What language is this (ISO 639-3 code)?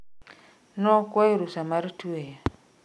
luo